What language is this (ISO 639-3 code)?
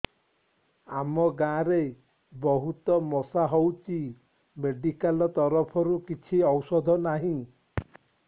ori